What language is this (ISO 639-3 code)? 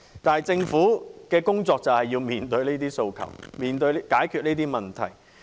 yue